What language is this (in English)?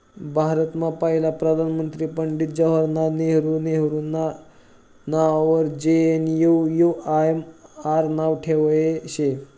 Marathi